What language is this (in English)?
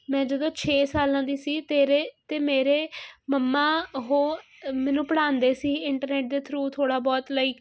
Punjabi